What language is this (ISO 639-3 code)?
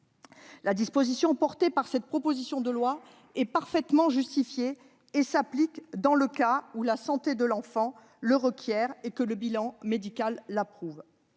fra